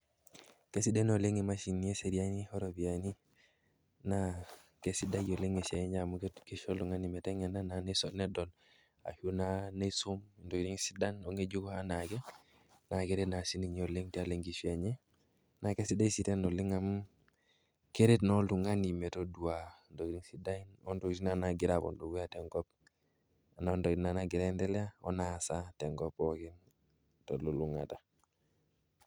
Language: Masai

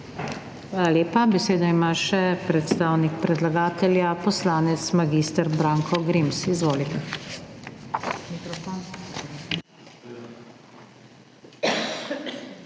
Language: Slovenian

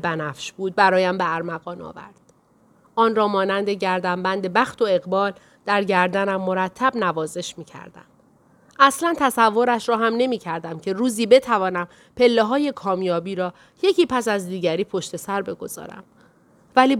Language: Persian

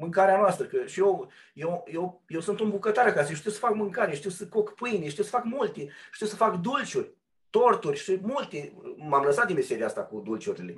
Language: Romanian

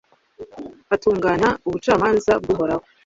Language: Kinyarwanda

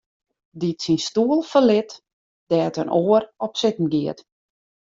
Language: Western Frisian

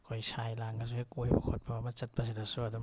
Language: Manipuri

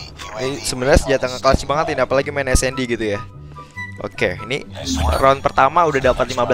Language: Indonesian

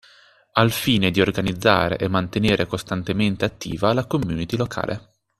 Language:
Italian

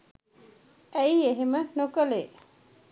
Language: Sinhala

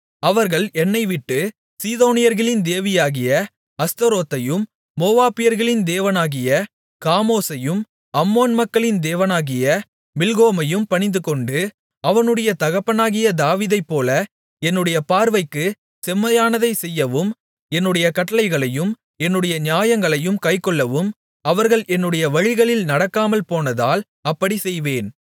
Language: Tamil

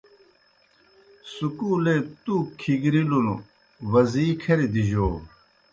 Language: Kohistani Shina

